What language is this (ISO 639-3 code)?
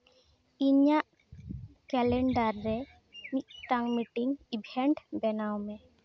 sat